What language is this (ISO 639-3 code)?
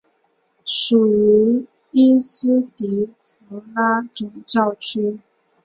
zho